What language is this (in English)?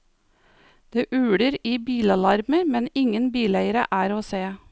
Norwegian